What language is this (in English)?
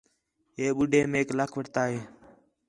Khetrani